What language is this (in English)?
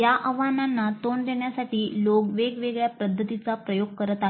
Marathi